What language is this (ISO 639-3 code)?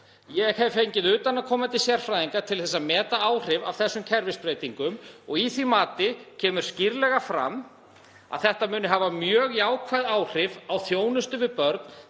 isl